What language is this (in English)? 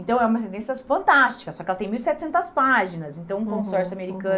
Portuguese